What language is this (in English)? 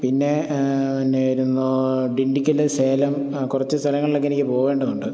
Malayalam